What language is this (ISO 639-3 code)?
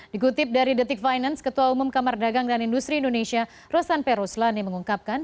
ind